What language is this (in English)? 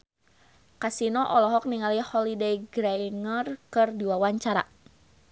Sundanese